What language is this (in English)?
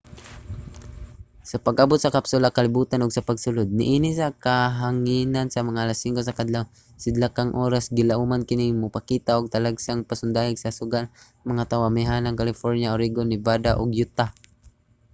Cebuano